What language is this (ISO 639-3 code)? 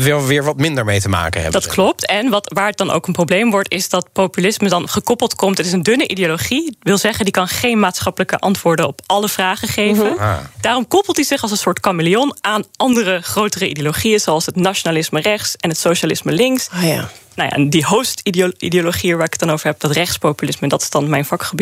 nld